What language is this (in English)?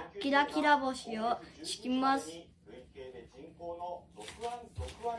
Japanese